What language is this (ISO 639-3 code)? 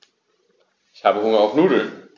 deu